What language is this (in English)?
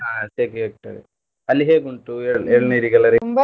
Kannada